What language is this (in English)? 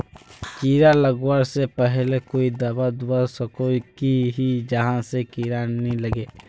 Magahi